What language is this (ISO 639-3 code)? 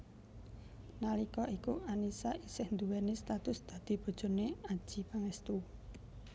jav